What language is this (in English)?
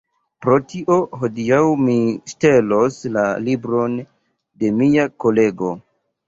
Esperanto